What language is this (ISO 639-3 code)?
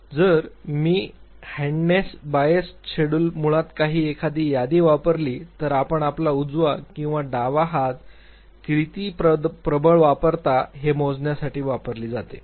mar